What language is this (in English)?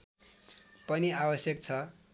Nepali